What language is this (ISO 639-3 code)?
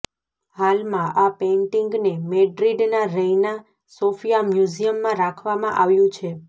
guj